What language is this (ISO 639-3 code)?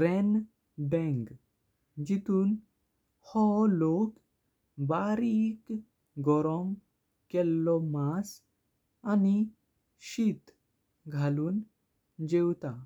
kok